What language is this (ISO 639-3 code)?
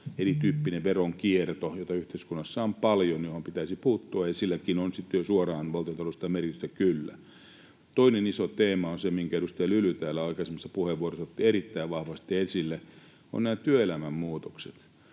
fin